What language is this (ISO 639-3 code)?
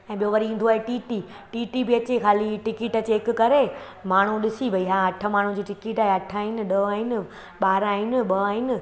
snd